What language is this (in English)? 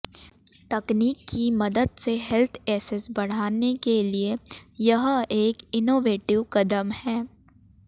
Hindi